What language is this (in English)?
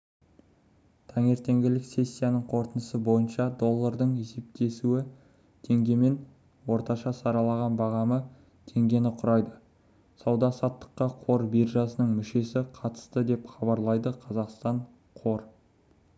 Kazakh